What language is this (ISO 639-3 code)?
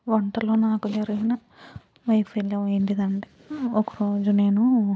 tel